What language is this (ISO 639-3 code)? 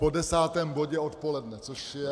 ces